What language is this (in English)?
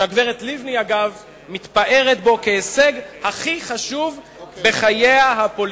Hebrew